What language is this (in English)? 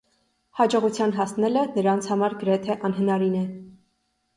Armenian